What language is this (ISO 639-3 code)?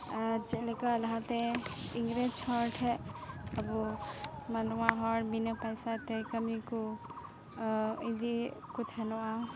sat